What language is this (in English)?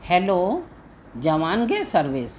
Sindhi